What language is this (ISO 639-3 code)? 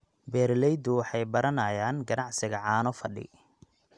som